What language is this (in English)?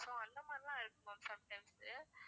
Tamil